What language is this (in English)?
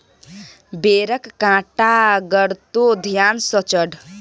Maithili